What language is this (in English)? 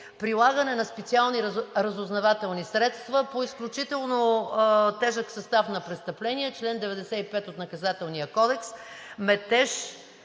Bulgarian